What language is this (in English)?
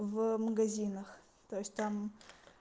Russian